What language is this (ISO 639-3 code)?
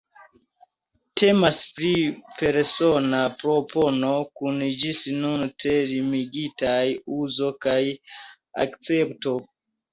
epo